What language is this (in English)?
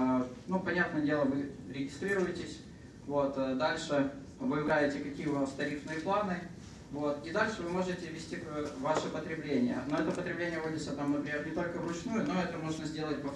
Russian